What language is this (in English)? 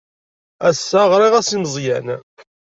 Kabyle